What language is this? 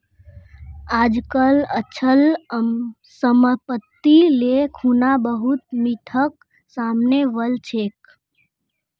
Magahi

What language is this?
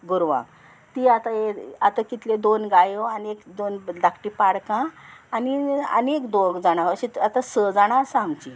Konkani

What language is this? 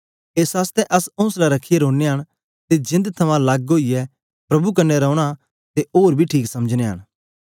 Dogri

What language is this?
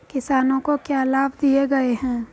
Hindi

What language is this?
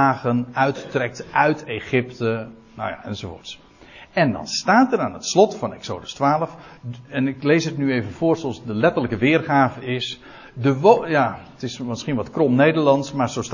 Dutch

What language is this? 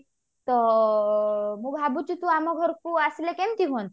Odia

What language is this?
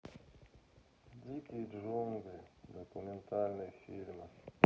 Russian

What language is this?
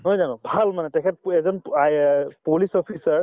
Assamese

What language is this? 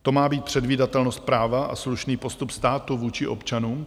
Czech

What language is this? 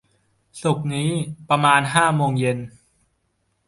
Thai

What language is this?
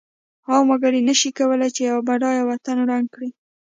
Pashto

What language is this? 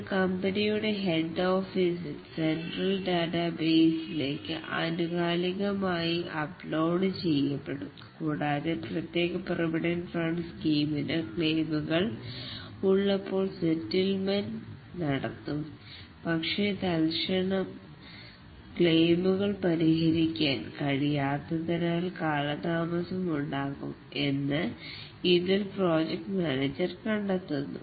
Malayalam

